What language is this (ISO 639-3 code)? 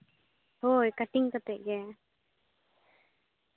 sat